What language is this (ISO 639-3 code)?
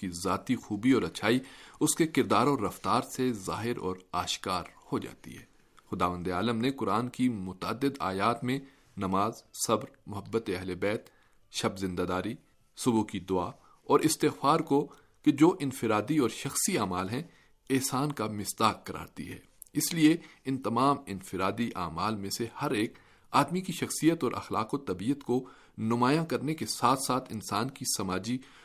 urd